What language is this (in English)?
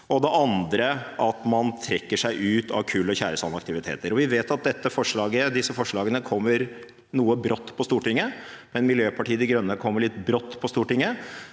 Norwegian